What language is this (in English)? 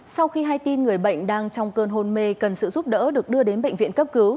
Vietnamese